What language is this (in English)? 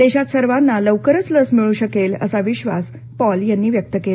Marathi